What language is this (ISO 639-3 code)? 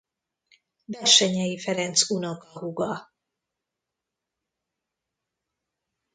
hun